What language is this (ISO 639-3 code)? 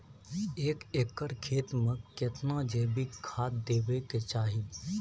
mai